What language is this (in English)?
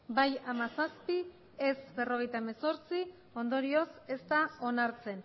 Basque